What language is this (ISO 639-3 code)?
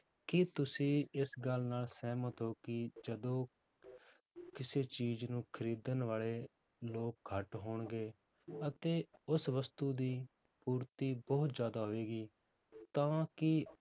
pan